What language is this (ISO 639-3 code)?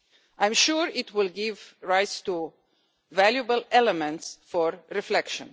eng